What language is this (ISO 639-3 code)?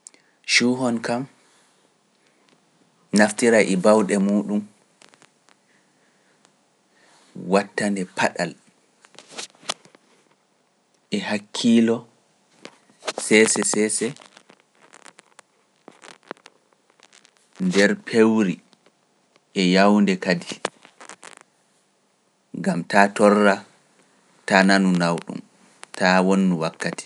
fuf